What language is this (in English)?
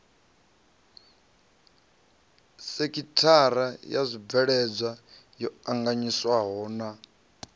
Venda